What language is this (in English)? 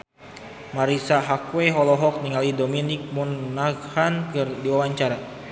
Sundanese